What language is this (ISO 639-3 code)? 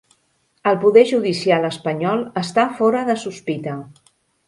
cat